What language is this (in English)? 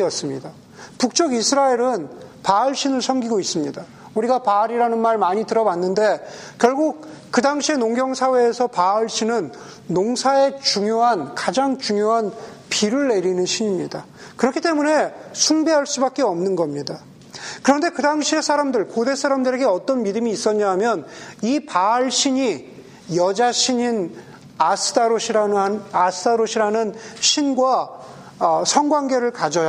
Korean